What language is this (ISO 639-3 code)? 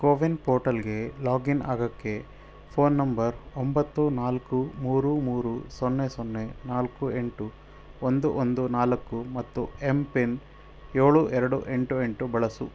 kan